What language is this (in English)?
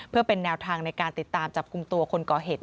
Thai